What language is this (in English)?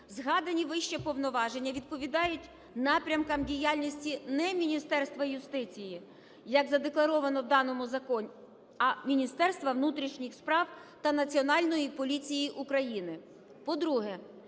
Ukrainian